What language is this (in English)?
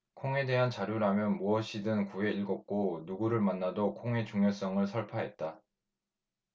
Korean